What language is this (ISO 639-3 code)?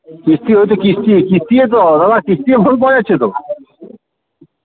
ben